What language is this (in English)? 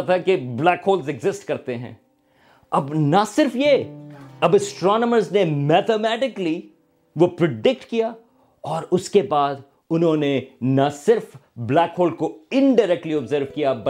Urdu